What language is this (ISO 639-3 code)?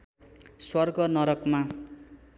nep